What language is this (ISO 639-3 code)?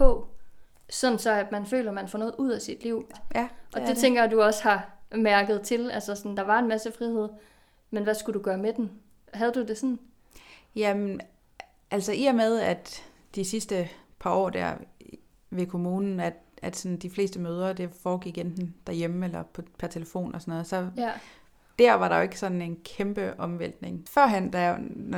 dan